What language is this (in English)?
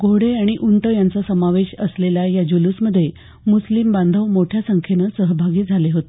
Marathi